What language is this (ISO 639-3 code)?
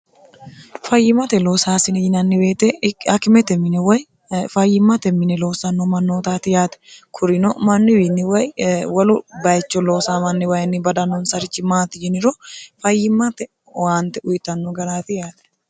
sid